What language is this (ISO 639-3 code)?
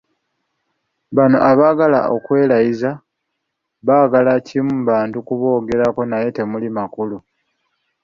lug